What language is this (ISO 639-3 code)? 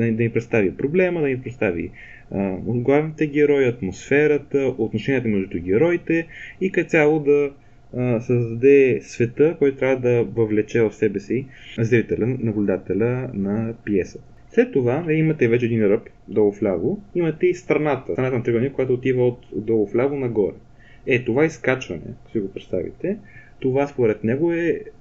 bul